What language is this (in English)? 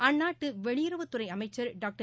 Tamil